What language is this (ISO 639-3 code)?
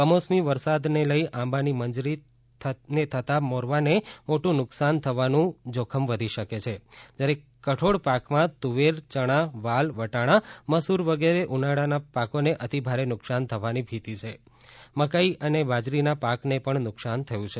guj